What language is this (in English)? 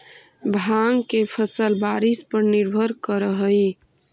Magahi